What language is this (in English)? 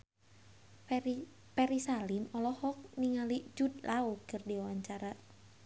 Sundanese